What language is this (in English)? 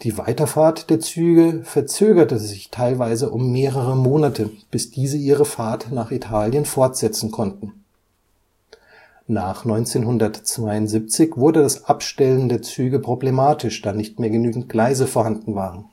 German